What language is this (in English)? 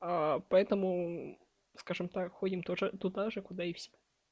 Russian